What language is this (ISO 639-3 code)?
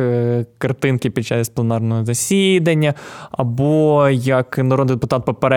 ukr